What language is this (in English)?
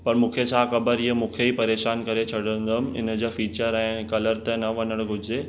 Sindhi